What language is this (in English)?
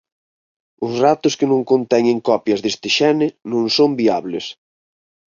Galician